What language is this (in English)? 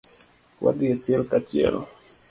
Luo (Kenya and Tanzania)